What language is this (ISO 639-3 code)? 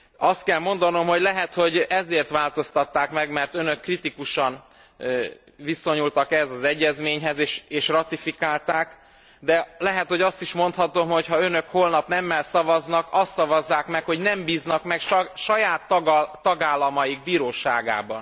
hun